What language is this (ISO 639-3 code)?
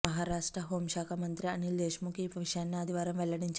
tel